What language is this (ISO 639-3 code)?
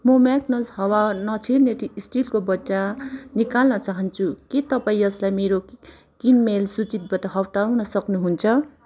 nep